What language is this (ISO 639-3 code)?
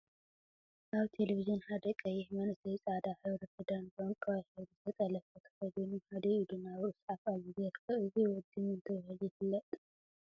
tir